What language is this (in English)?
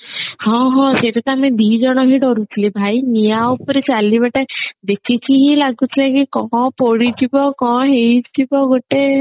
Odia